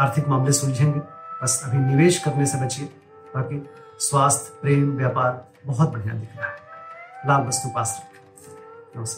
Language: Hindi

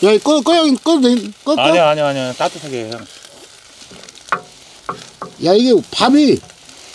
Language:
Korean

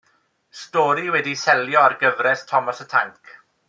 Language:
Welsh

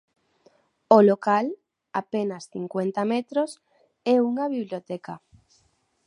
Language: Galician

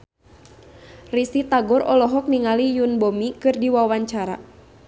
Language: Sundanese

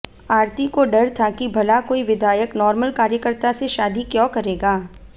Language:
Hindi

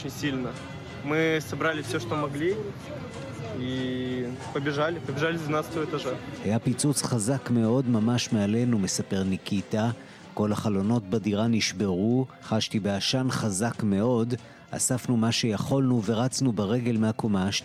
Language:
Hebrew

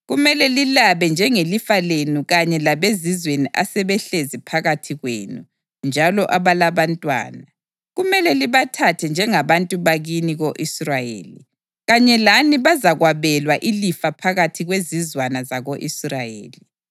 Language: North Ndebele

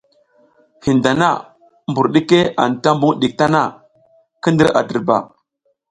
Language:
South Giziga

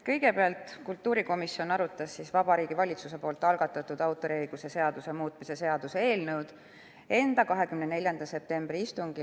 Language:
Estonian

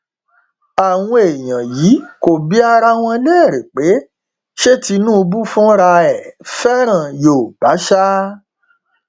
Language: Yoruba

